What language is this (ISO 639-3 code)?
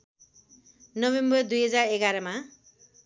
nep